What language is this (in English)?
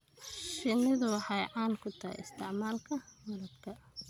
Somali